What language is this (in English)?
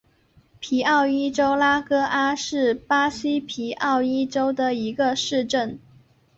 Chinese